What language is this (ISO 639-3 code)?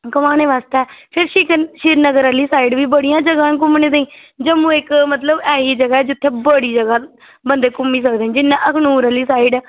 doi